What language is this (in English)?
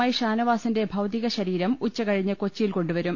Malayalam